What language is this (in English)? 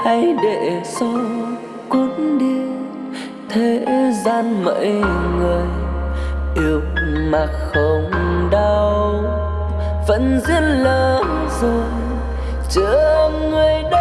Vietnamese